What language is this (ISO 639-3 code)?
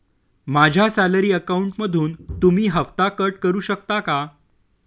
mar